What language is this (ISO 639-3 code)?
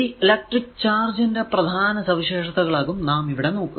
mal